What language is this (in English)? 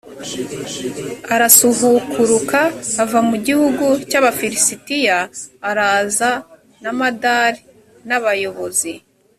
Kinyarwanda